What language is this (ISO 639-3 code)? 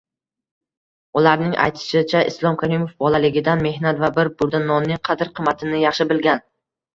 uzb